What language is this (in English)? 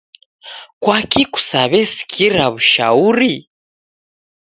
Taita